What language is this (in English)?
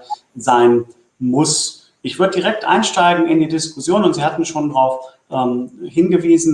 German